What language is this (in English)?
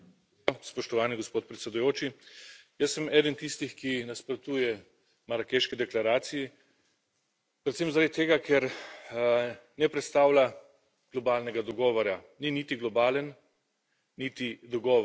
Slovenian